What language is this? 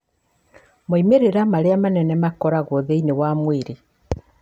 Kikuyu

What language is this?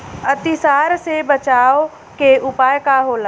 Bhojpuri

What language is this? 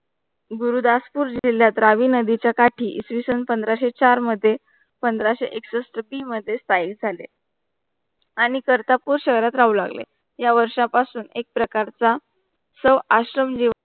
Marathi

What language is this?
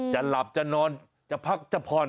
Thai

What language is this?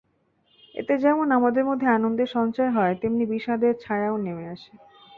Bangla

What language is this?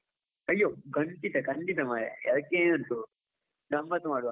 Kannada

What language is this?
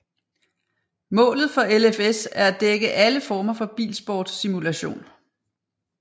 Danish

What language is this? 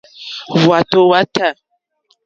Mokpwe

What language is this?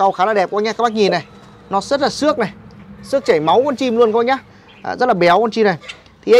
Vietnamese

